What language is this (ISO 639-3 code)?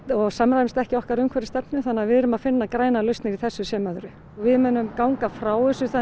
isl